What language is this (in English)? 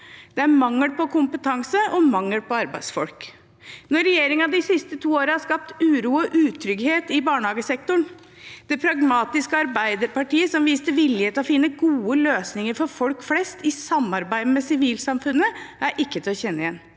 Norwegian